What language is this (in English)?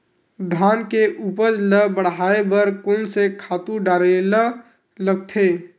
Chhattisgarhi